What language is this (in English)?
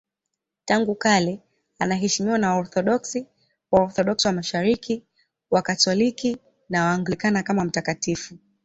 Swahili